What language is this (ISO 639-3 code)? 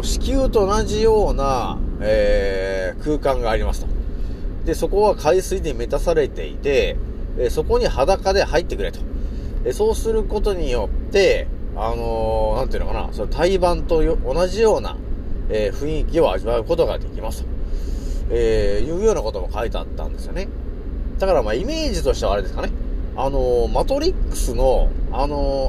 jpn